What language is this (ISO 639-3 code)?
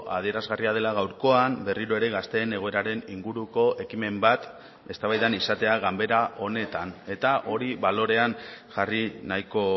eus